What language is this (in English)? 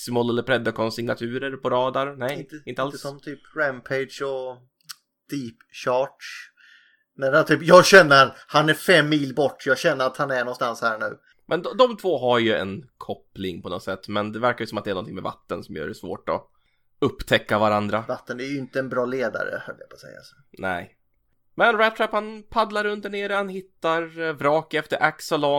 Swedish